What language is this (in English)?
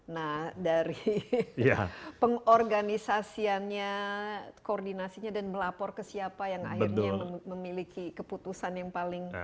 Indonesian